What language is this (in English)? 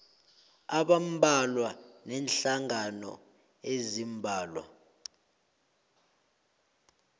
South Ndebele